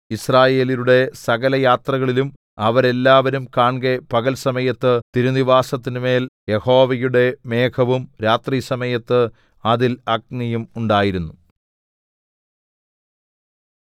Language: Malayalam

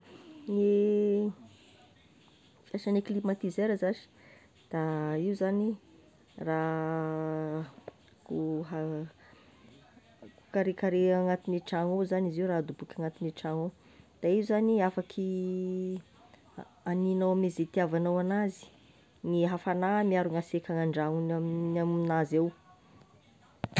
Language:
Tesaka Malagasy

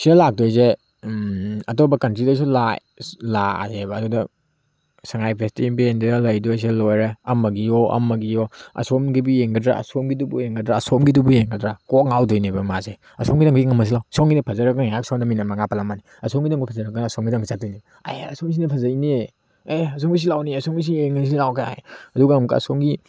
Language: Manipuri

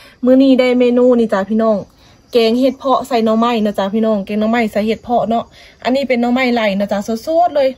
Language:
Thai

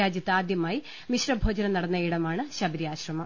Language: Malayalam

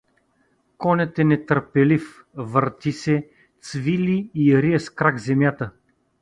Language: Bulgarian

